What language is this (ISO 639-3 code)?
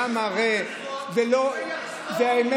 heb